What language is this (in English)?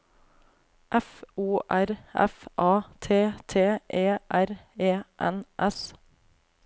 Norwegian